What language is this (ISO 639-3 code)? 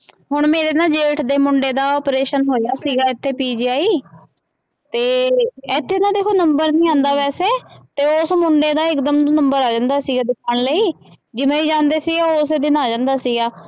pan